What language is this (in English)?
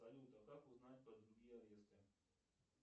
Russian